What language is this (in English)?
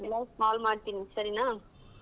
Kannada